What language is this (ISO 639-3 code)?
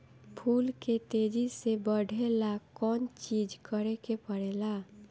bho